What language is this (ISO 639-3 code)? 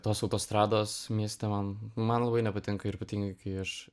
lit